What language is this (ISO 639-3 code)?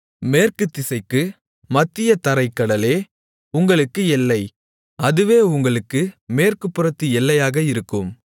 tam